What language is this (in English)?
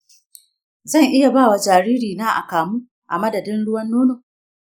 Hausa